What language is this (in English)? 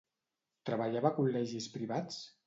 Catalan